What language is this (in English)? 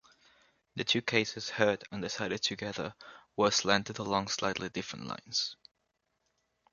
English